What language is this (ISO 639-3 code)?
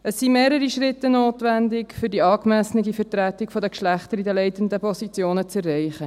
gsw